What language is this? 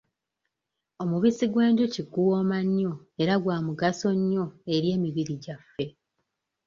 Ganda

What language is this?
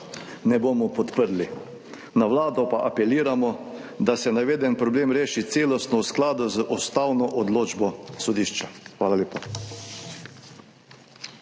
Slovenian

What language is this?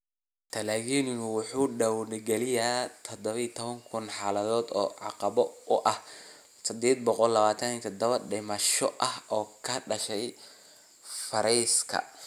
Somali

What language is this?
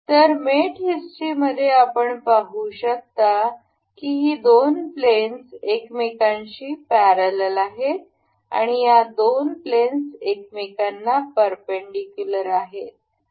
Marathi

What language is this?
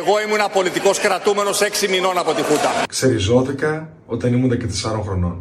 Greek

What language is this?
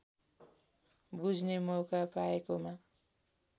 Nepali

